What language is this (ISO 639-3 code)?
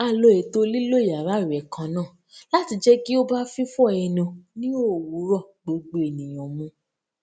yor